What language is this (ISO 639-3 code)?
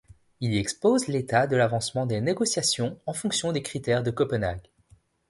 fra